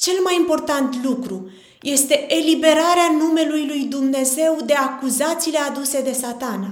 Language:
Romanian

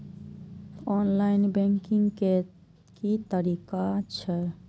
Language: Maithili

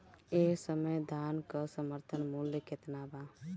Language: Bhojpuri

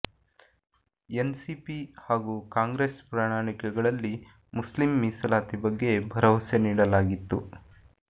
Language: Kannada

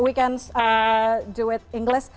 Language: Indonesian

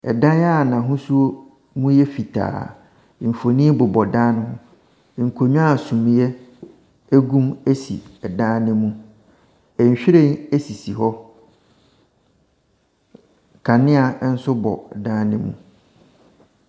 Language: Akan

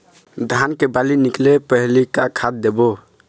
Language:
Chhattisgarhi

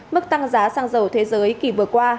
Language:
Vietnamese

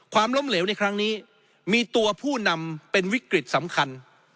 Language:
Thai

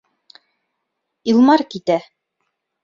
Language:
Bashkir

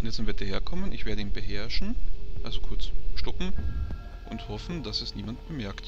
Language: German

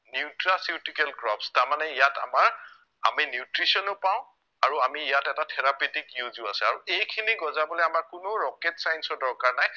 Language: Assamese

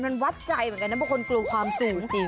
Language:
Thai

